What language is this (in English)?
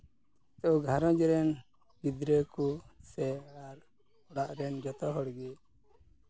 Santali